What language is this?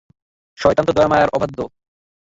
Bangla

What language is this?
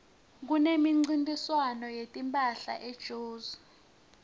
Swati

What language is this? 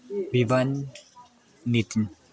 Nepali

